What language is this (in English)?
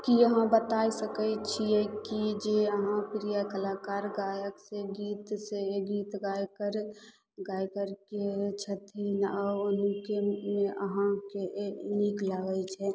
Maithili